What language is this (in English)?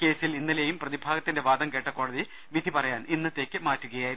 Malayalam